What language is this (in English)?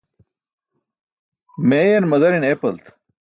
Burushaski